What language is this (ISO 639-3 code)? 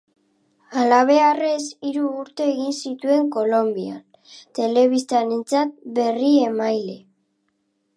eus